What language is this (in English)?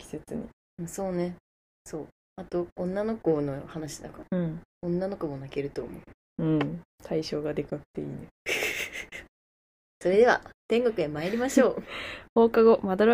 Japanese